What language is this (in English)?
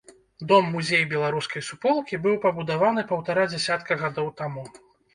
Belarusian